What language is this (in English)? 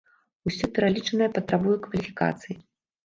Belarusian